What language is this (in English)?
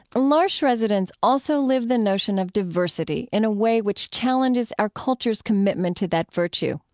English